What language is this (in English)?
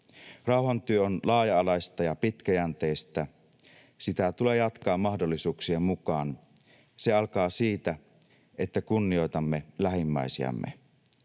Finnish